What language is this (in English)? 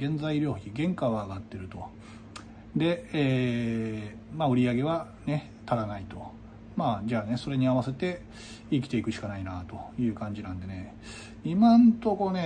Japanese